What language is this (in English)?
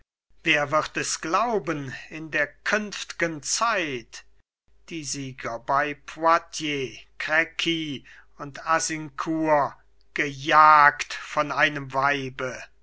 German